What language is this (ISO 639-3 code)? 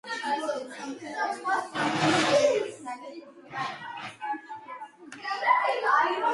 kat